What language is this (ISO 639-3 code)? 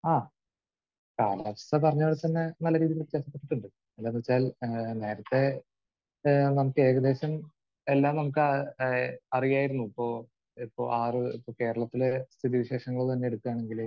mal